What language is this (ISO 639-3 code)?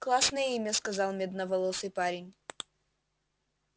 rus